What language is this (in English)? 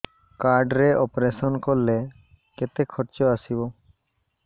Odia